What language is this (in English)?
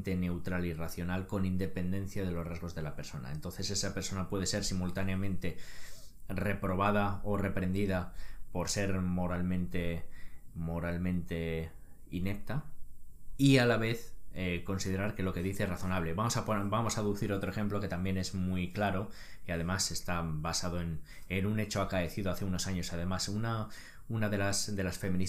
Spanish